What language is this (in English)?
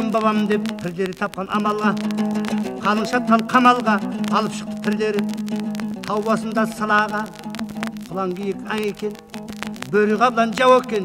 Turkish